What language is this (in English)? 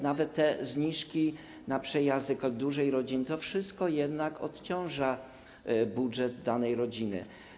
Polish